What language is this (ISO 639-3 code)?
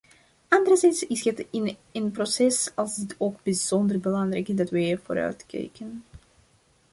nld